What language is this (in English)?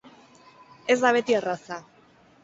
Basque